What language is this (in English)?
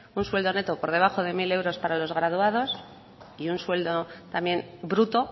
Spanish